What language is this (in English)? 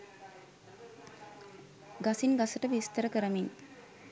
Sinhala